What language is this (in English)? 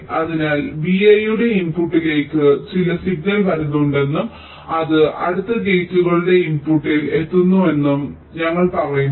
Malayalam